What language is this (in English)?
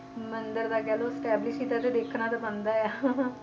Punjabi